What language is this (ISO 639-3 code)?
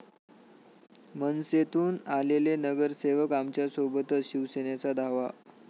mar